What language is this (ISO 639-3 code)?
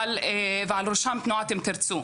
heb